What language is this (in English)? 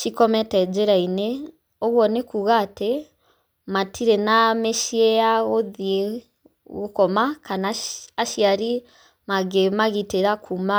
Kikuyu